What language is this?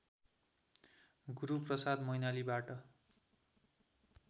Nepali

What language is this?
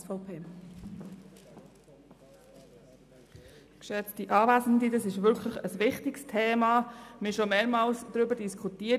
Swiss German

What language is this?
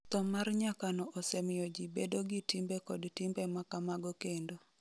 Luo (Kenya and Tanzania)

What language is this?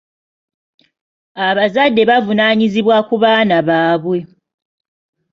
Ganda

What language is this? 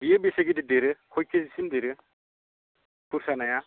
Bodo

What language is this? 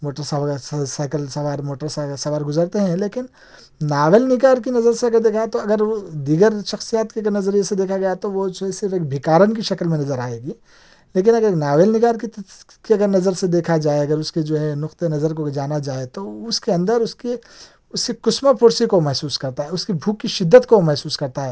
Urdu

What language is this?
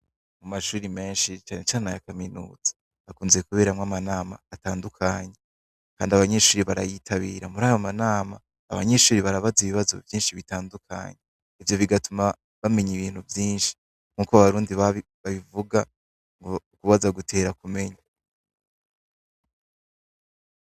Rundi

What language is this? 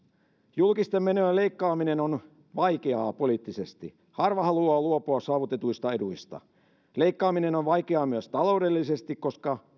Finnish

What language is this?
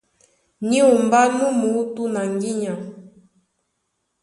Duala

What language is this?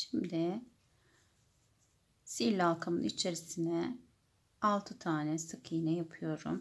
Turkish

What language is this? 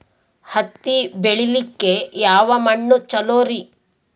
Kannada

